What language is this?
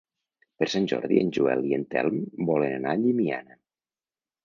Catalan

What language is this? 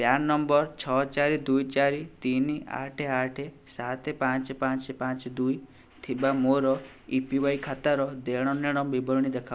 Odia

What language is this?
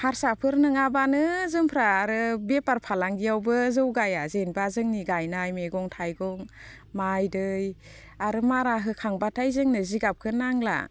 Bodo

